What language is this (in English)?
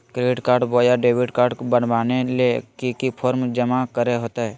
Magahi